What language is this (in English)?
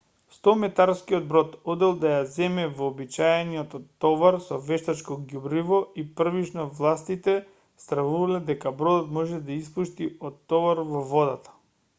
Macedonian